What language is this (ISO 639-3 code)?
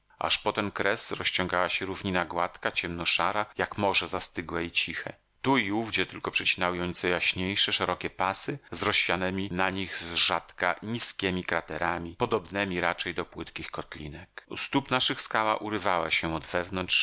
pol